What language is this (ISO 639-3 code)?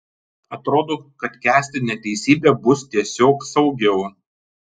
lit